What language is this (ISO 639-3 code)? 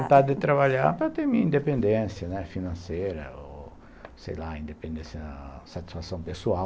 por